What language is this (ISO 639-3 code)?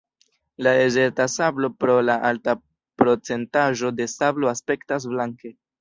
epo